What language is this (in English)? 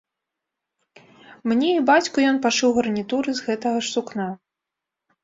Belarusian